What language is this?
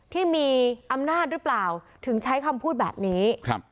Thai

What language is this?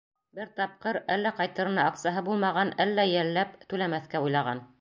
Bashkir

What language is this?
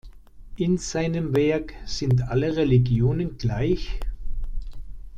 German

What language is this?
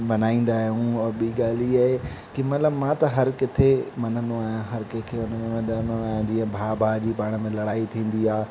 Sindhi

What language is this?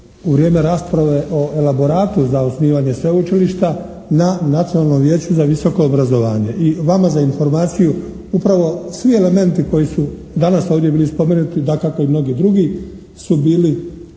Croatian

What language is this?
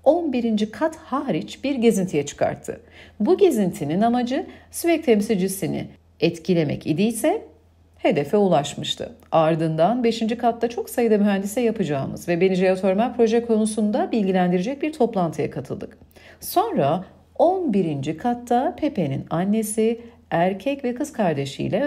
Turkish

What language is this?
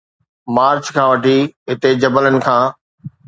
Sindhi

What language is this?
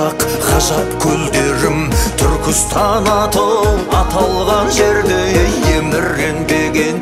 Turkish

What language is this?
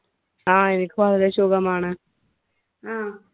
Malayalam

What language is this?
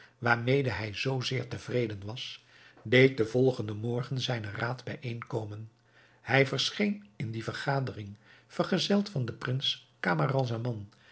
Dutch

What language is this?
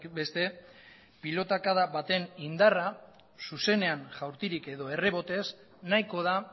Basque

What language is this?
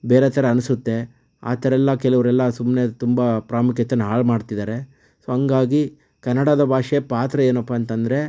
Kannada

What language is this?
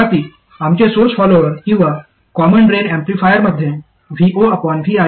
Marathi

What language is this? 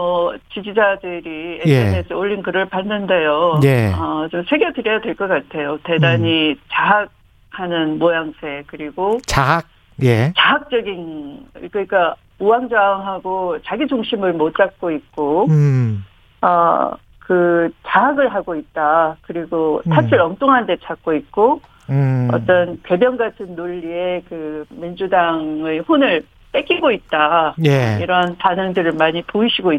Korean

